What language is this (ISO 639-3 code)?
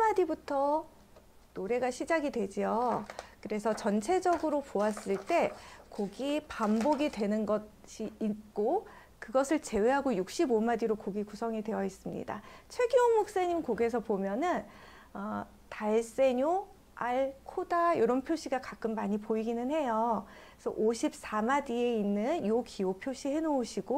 kor